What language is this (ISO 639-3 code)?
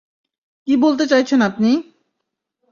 ben